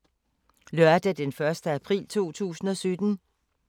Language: Danish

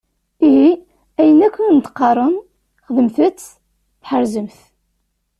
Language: Kabyle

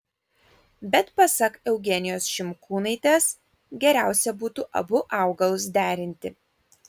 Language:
Lithuanian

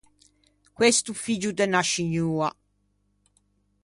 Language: Ligurian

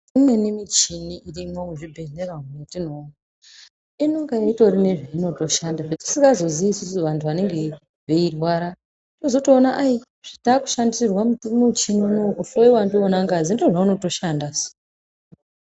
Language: Ndau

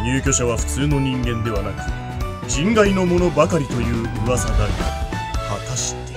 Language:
Japanese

